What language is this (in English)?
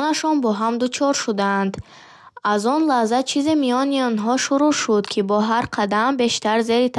Bukharic